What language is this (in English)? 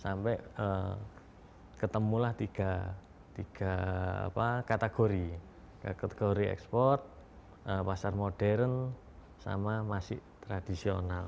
Indonesian